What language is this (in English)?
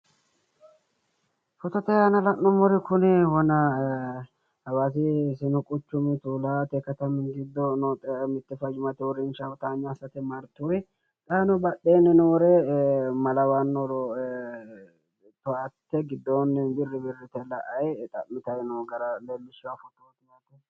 Sidamo